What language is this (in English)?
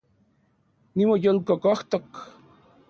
Central Puebla Nahuatl